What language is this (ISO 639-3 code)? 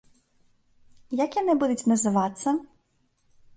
bel